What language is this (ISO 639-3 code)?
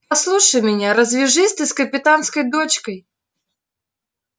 rus